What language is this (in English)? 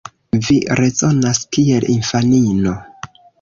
Esperanto